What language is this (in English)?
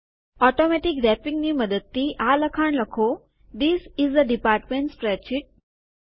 Gujarati